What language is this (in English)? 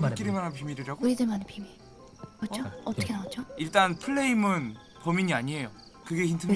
Korean